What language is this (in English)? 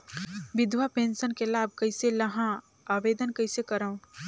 Chhattisgarhi